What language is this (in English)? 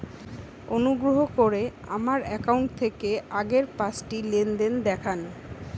Bangla